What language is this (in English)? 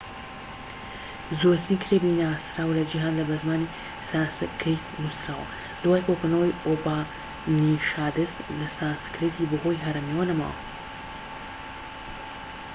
Central Kurdish